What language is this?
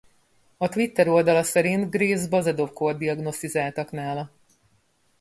Hungarian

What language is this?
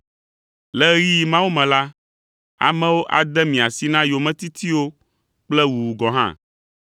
Ewe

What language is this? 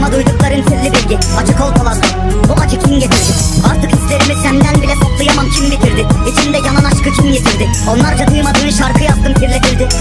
Turkish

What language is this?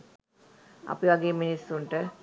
Sinhala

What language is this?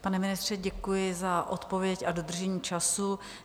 Czech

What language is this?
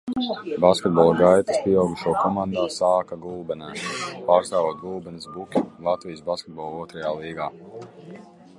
Latvian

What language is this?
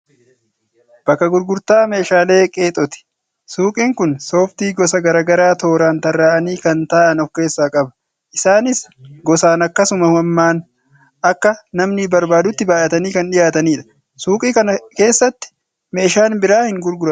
Oromo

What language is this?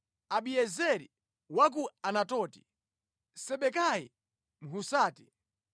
Nyanja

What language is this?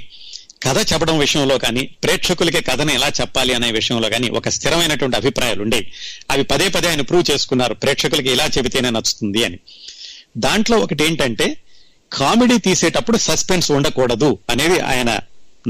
Telugu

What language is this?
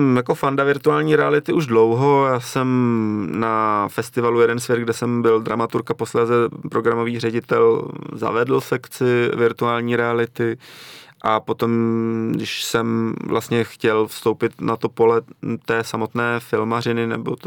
Czech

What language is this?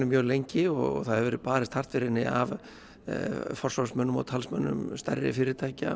Icelandic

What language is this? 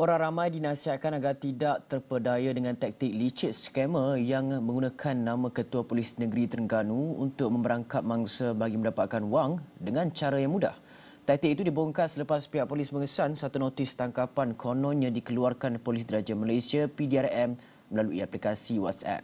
Malay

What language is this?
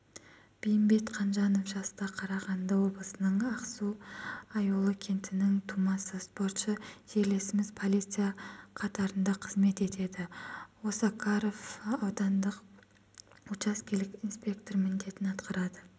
Kazakh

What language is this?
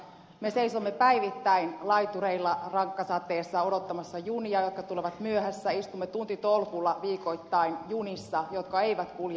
Finnish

